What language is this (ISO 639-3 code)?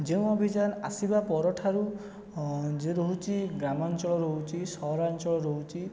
ori